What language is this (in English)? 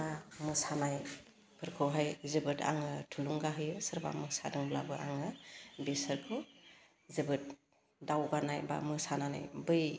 Bodo